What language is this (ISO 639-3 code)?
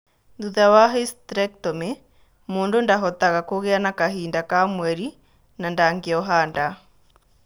kik